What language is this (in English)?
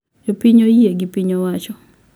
Luo (Kenya and Tanzania)